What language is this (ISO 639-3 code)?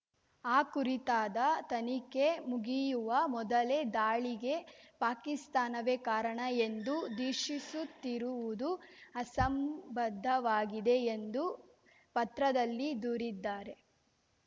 kan